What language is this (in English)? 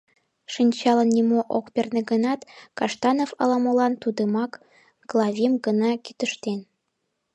Mari